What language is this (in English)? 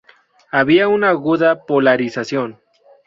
Spanish